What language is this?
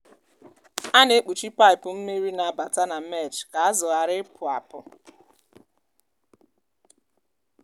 Igbo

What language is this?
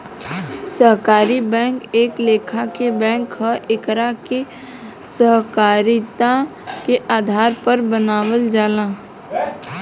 Bhojpuri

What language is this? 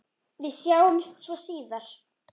Icelandic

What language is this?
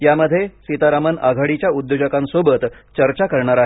Marathi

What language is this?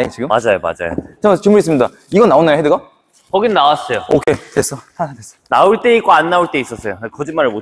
Korean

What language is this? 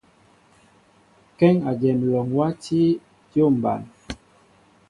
Mbo (Cameroon)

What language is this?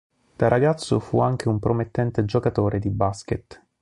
Italian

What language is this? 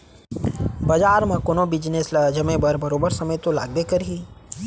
Chhattisgarhi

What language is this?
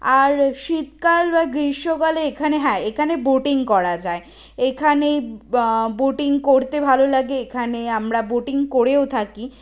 Bangla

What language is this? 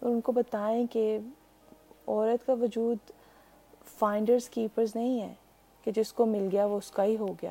Urdu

